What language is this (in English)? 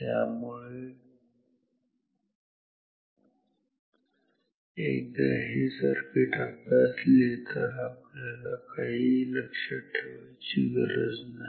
Marathi